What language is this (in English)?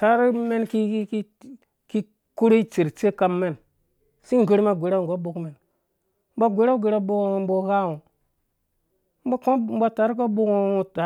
Dũya